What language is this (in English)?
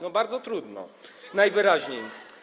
Polish